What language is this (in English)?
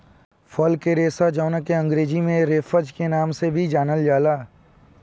Bhojpuri